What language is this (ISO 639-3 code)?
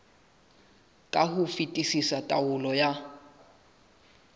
sot